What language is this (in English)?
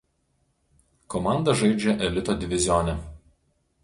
Lithuanian